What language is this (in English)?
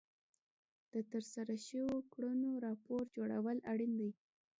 Pashto